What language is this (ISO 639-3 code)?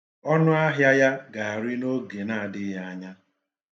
ibo